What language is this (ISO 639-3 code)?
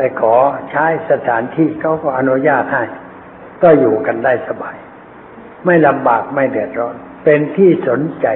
tha